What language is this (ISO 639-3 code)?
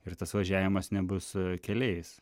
lit